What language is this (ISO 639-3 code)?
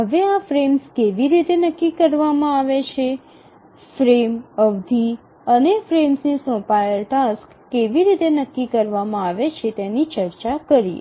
guj